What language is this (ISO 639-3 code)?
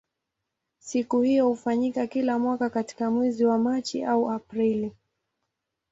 swa